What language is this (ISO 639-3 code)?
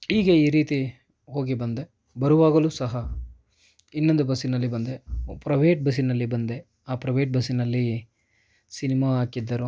kan